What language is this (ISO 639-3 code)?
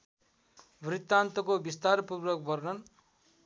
nep